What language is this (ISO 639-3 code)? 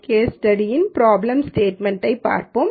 tam